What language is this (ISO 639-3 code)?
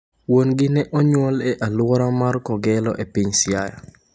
luo